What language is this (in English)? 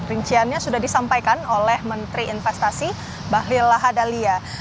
Indonesian